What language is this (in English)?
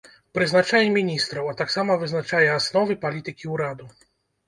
Belarusian